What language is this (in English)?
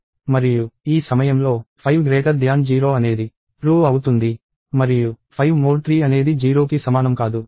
Telugu